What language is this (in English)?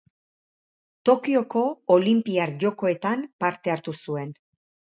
Basque